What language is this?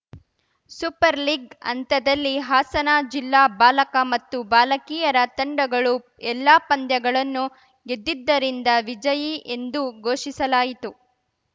Kannada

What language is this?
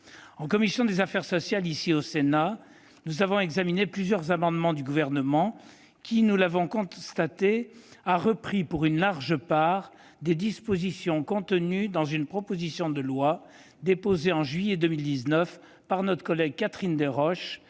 French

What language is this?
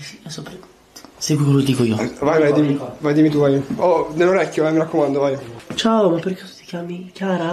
Italian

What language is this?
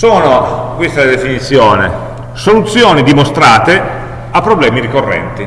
Italian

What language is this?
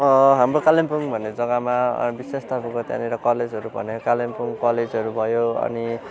Nepali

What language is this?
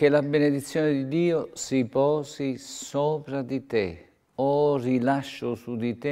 Italian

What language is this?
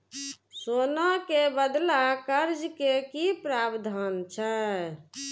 Maithili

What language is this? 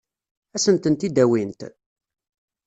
Kabyle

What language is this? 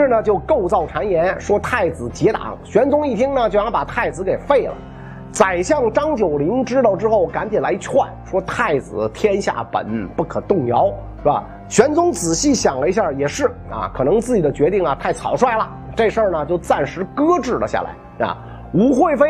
Chinese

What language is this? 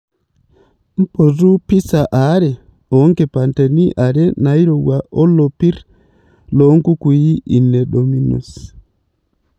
Masai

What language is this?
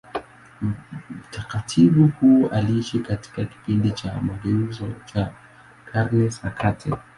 Swahili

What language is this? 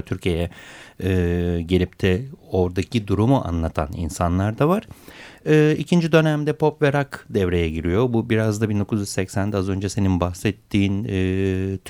Turkish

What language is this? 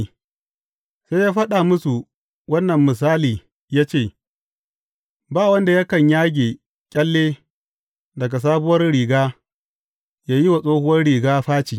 Hausa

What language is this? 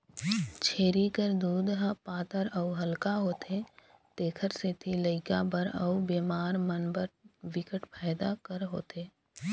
Chhattisgarhi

